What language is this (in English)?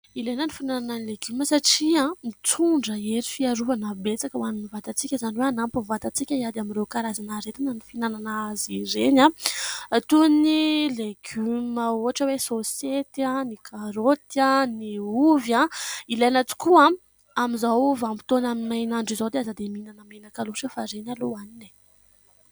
Malagasy